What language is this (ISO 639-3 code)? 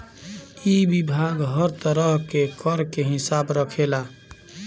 bho